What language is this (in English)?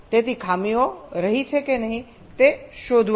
Gujarati